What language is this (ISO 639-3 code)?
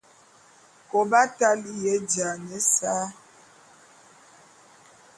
bum